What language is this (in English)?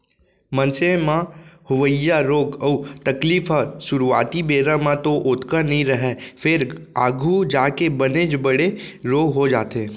Chhattisgarhi